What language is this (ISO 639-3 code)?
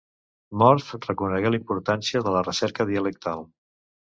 cat